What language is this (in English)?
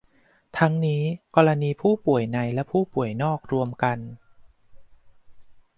Thai